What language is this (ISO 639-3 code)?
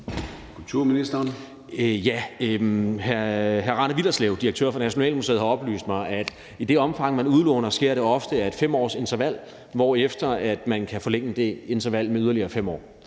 dan